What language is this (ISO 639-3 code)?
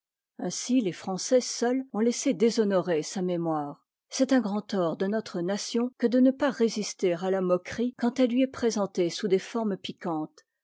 fra